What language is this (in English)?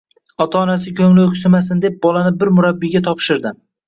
Uzbek